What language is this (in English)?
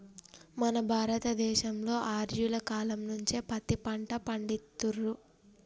Telugu